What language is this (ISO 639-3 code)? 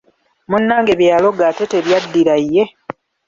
lug